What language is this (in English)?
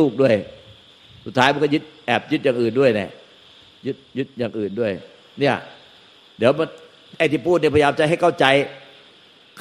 Thai